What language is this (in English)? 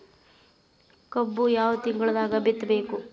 Kannada